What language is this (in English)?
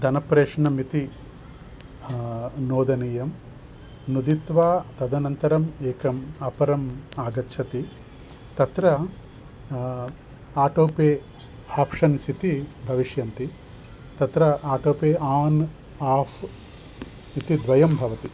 Sanskrit